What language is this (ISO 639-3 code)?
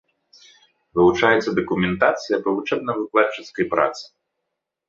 bel